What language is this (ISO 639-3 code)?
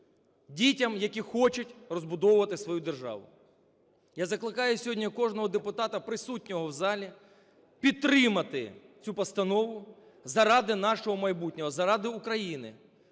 ukr